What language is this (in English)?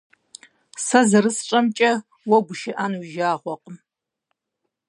Kabardian